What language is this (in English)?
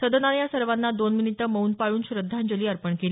Marathi